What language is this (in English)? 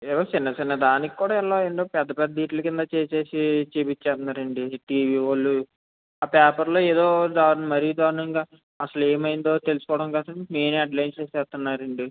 Telugu